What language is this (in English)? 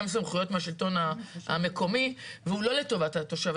Hebrew